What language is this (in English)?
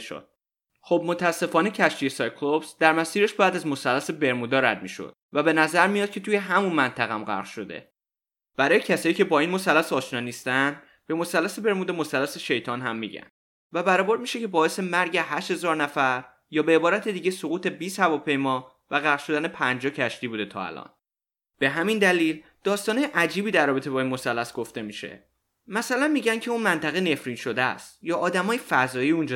Persian